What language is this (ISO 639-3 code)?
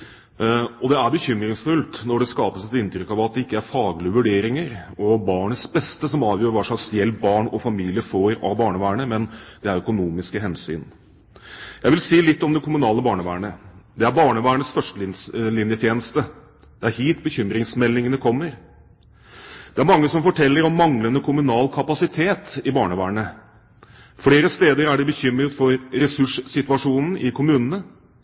nob